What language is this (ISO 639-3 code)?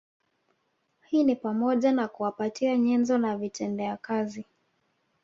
swa